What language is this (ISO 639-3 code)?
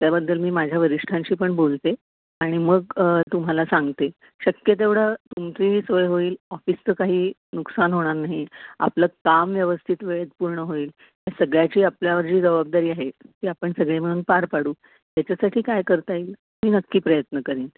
mar